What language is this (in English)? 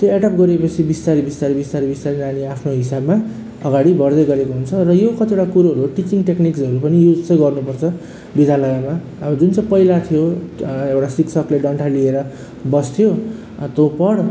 Nepali